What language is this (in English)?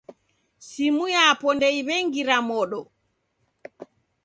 Taita